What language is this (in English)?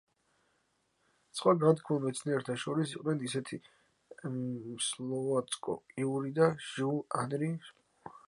Georgian